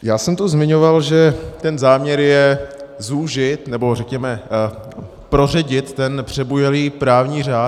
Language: Czech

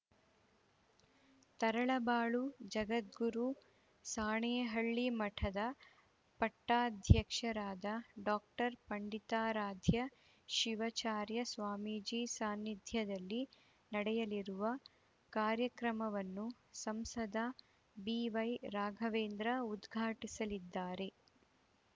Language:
Kannada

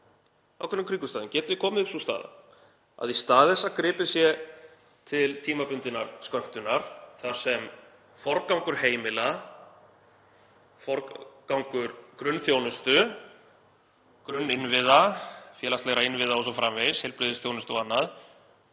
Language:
Icelandic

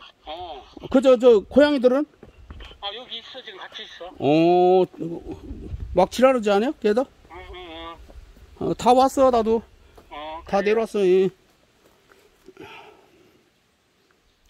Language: Korean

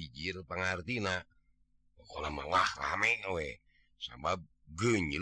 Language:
Indonesian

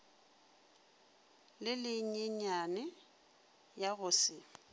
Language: Northern Sotho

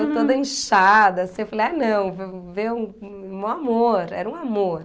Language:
Portuguese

